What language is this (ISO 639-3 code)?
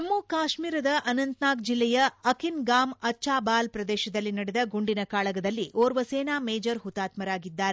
kan